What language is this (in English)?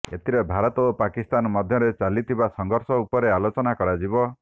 Odia